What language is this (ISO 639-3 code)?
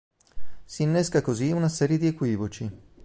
ita